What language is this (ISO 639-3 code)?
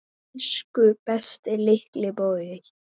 isl